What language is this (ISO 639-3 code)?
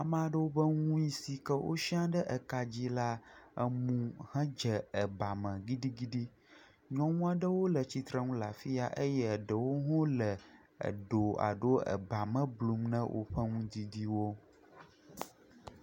ewe